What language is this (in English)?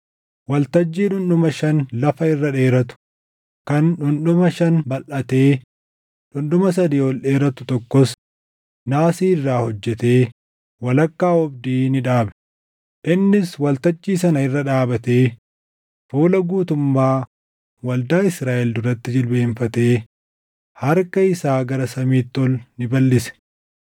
Oromo